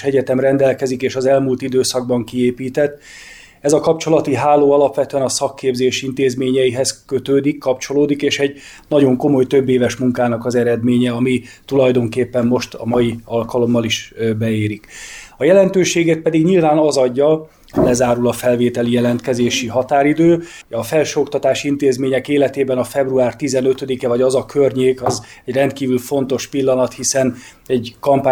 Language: Hungarian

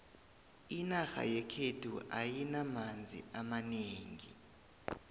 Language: South Ndebele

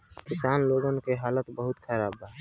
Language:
Bhojpuri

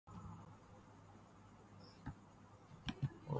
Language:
Urdu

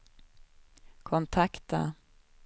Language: Swedish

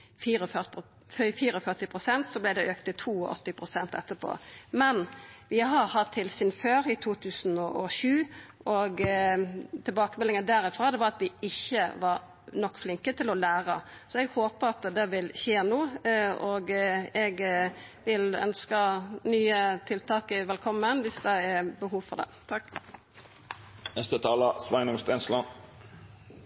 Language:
Norwegian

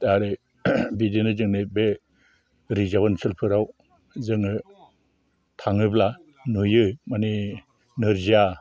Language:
Bodo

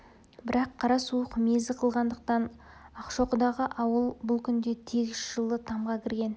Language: Kazakh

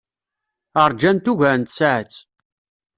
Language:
Kabyle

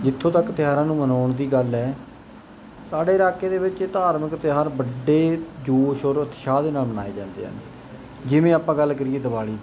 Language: Punjabi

